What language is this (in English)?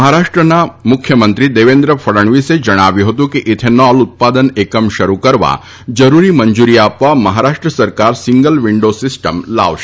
Gujarati